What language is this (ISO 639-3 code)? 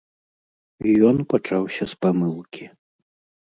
bel